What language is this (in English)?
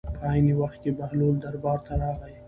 Pashto